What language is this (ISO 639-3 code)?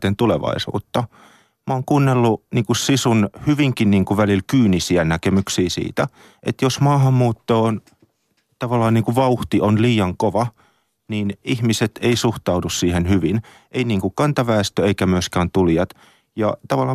fin